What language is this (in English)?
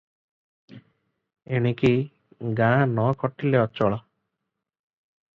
Odia